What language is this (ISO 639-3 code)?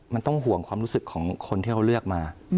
tha